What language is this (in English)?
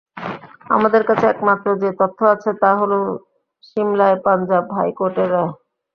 Bangla